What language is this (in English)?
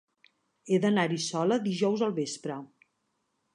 Catalan